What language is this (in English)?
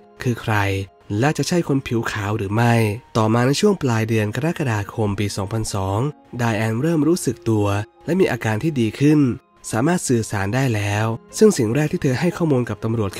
Thai